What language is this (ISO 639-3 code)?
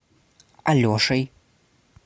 rus